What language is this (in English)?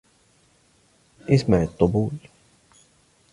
Arabic